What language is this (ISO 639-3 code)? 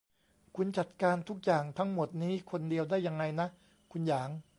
tha